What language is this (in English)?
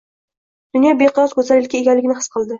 Uzbek